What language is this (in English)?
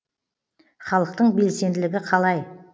Kazakh